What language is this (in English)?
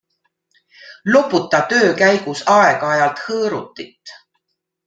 Estonian